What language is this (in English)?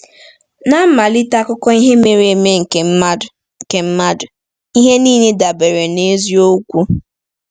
Igbo